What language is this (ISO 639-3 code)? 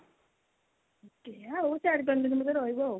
ori